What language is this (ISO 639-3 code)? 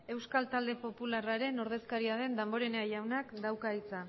eus